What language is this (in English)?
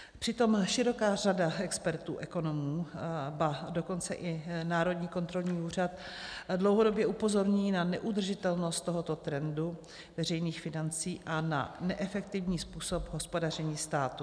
Czech